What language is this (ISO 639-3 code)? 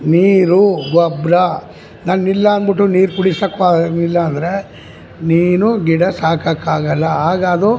kan